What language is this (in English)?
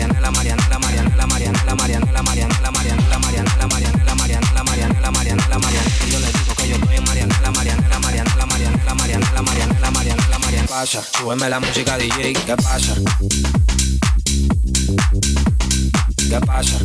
Hungarian